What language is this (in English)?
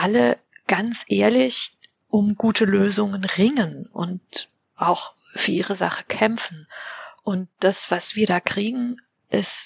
German